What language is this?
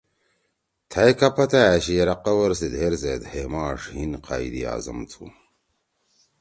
Torwali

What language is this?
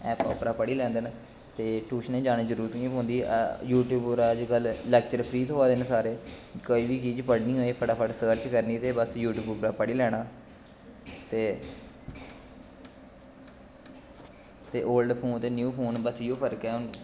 Dogri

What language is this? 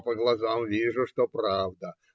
Russian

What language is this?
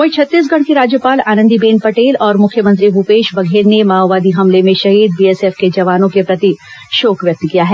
Hindi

